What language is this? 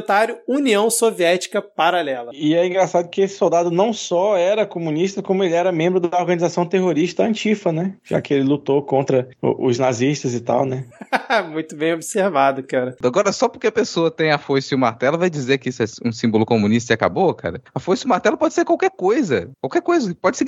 Portuguese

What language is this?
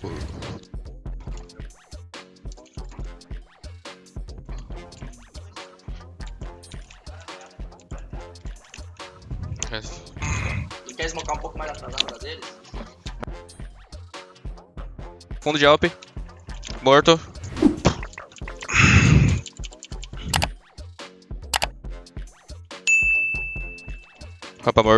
Portuguese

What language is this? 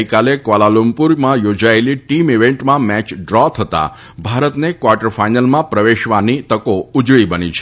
Gujarati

